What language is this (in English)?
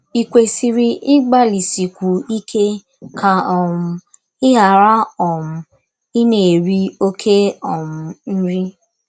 Igbo